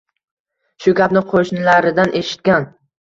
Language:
Uzbek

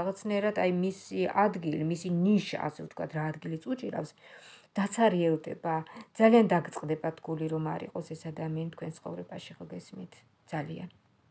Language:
Romanian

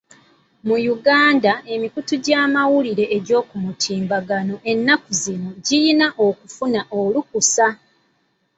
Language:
Ganda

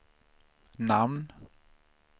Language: Swedish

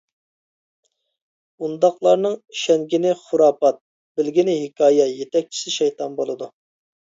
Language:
Uyghur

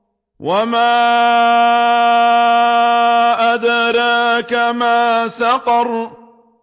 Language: Arabic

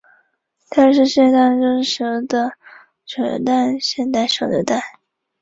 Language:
Chinese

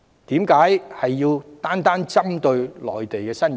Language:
Cantonese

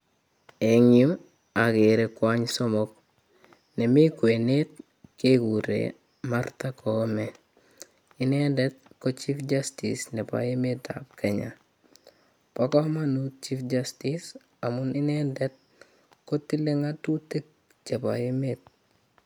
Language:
Kalenjin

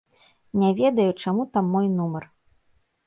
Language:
Belarusian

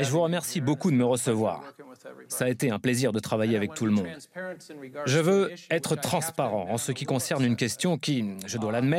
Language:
French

